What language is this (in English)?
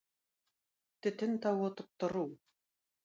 Tatar